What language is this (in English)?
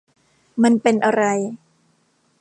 Thai